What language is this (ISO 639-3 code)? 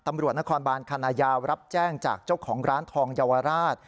tha